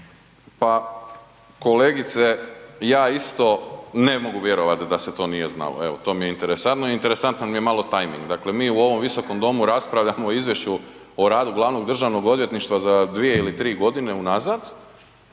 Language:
Croatian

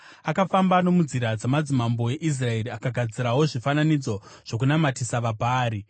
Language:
Shona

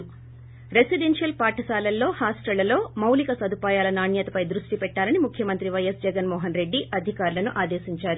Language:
Telugu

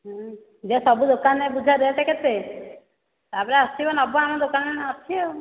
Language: Odia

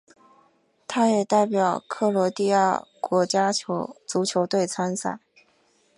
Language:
Chinese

